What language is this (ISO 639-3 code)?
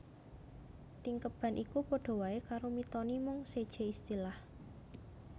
jav